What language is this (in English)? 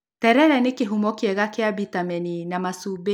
Kikuyu